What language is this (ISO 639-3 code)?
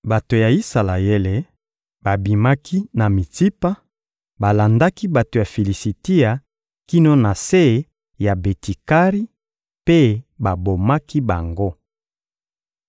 lin